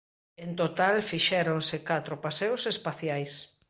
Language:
Galician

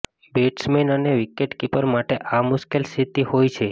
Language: Gujarati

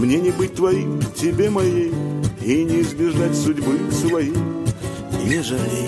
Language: Russian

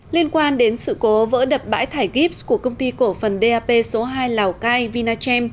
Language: Vietnamese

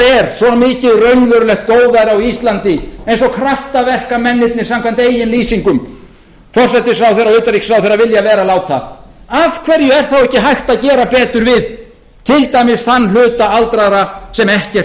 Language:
Icelandic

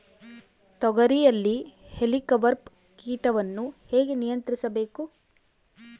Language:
Kannada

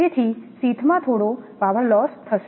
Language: Gujarati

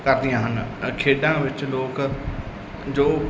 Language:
Punjabi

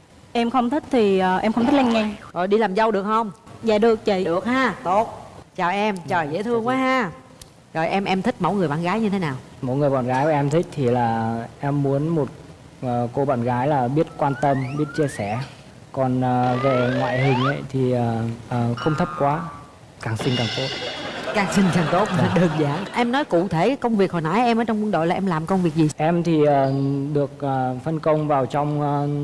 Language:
Vietnamese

